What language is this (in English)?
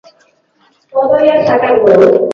Basque